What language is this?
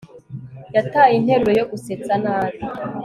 Kinyarwanda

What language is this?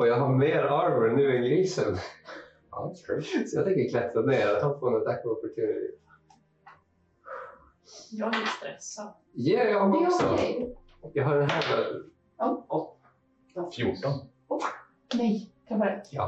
Swedish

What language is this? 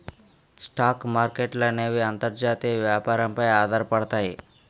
Telugu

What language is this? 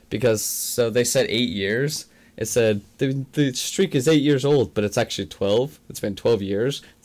English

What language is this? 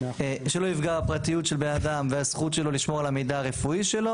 Hebrew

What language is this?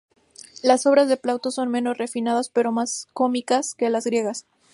Spanish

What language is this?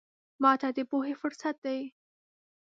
Pashto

